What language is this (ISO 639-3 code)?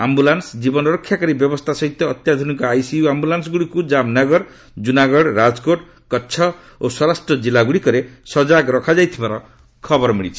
ori